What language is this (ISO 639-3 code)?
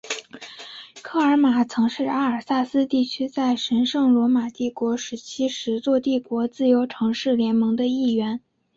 zho